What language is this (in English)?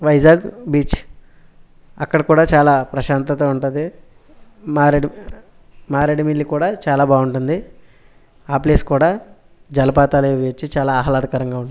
Telugu